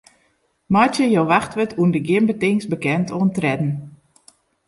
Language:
Western Frisian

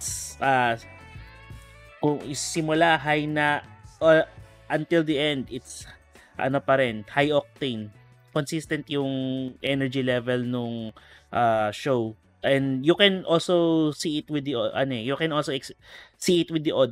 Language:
Filipino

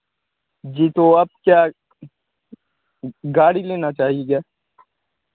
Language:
Hindi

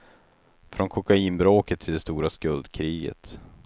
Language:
Swedish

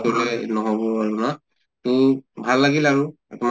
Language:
Assamese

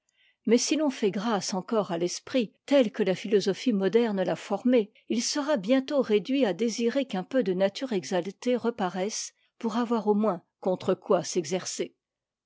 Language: French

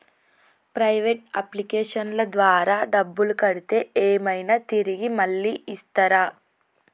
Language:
Telugu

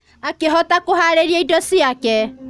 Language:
Kikuyu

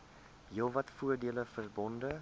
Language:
Afrikaans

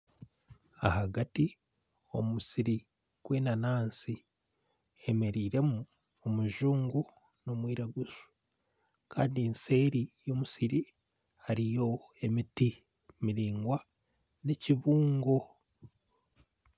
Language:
Nyankole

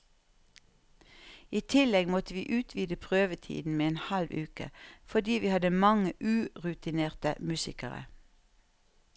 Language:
Norwegian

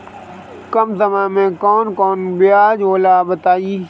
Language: Bhojpuri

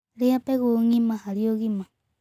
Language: Kikuyu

